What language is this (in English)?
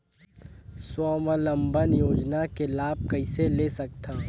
Chhattisgarhi